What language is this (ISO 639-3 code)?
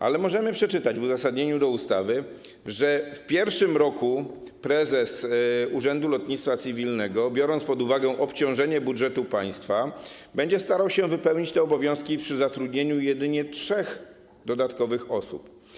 pol